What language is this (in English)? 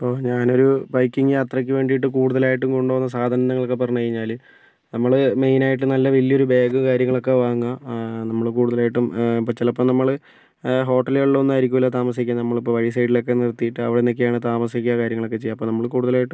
Malayalam